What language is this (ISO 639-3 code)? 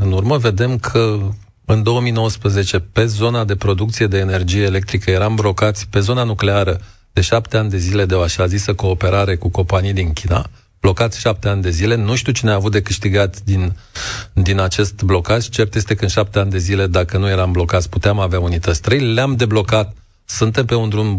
ron